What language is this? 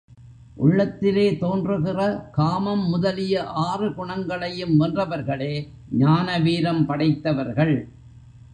Tamil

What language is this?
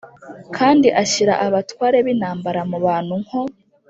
Kinyarwanda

